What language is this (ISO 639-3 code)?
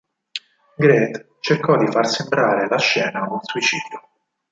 ita